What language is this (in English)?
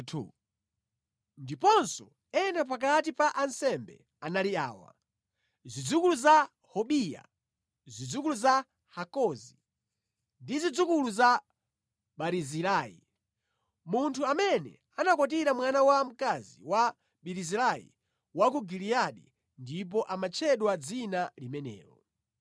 Nyanja